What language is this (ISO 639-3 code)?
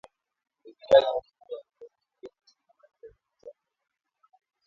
swa